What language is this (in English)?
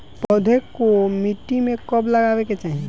Bhojpuri